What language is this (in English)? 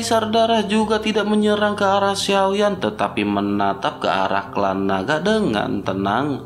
Indonesian